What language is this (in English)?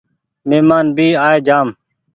Goaria